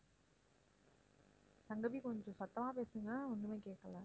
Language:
Tamil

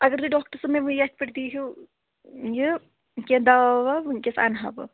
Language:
Kashmiri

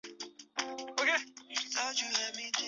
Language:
Chinese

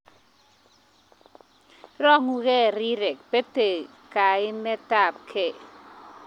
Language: Kalenjin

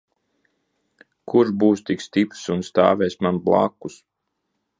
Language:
Latvian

